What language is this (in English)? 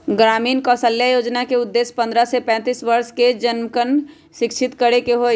Magahi